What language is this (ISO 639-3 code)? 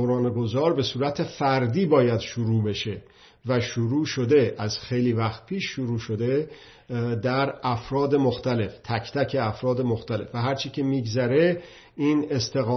fas